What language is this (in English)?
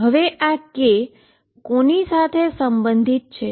Gujarati